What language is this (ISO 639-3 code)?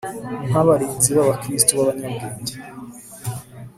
kin